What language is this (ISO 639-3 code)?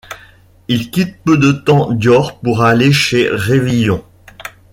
fra